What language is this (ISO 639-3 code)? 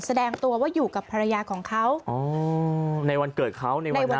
tha